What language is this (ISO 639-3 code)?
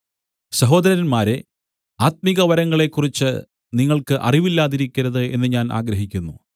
mal